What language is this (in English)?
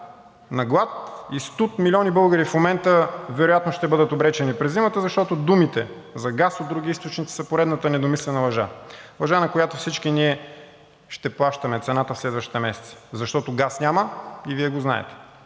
Bulgarian